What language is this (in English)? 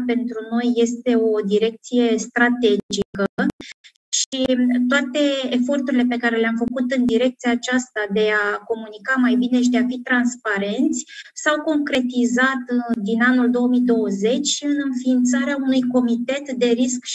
Romanian